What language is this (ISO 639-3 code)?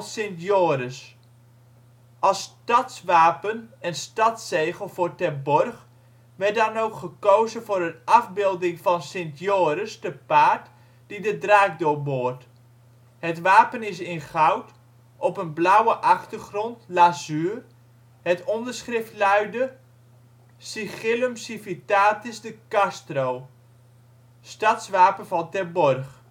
nld